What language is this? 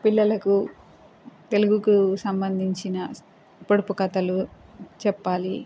Telugu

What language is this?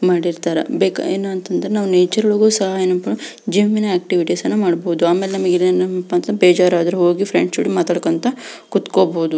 Kannada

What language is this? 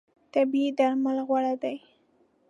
Pashto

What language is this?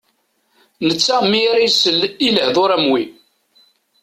Kabyle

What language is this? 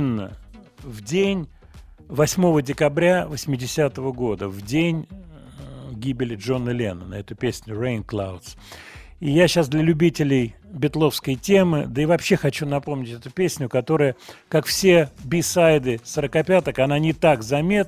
Russian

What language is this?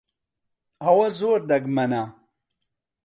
Central Kurdish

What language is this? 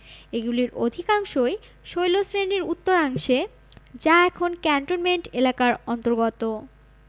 Bangla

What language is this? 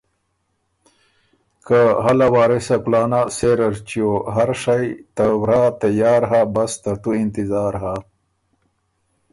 Ormuri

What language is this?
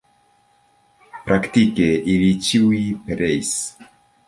Esperanto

